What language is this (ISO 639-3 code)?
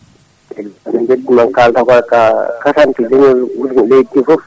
ful